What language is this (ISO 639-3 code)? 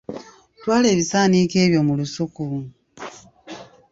lug